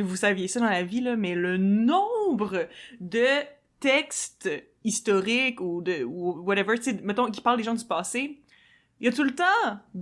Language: French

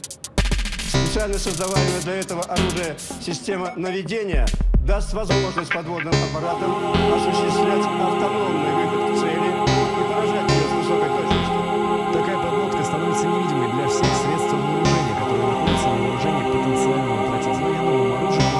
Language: Russian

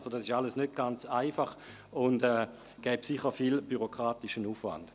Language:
Swiss German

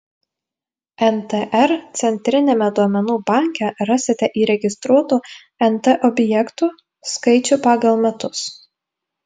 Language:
Lithuanian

